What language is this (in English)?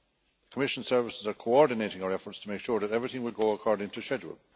English